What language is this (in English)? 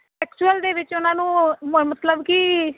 Punjabi